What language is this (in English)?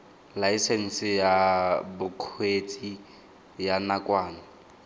Tswana